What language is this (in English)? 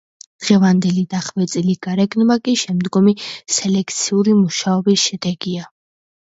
Georgian